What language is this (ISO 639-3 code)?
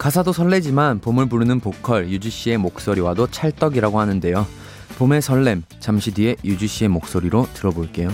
kor